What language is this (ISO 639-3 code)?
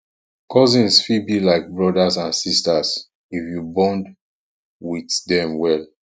pcm